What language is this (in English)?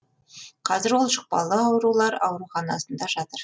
Kazakh